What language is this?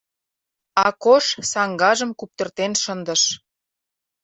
Mari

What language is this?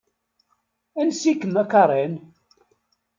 Kabyle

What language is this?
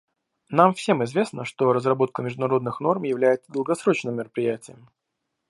Russian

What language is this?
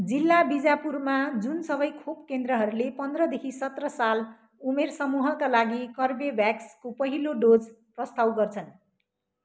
Nepali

